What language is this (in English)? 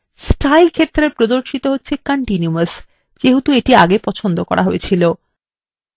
Bangla